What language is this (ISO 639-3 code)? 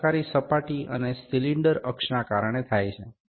guj